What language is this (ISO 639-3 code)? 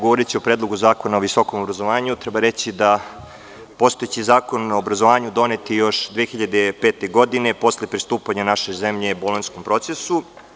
srp